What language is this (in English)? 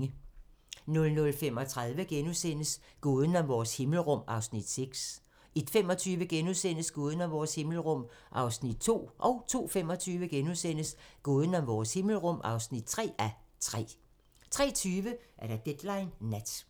Danish